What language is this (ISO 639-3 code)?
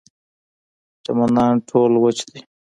pus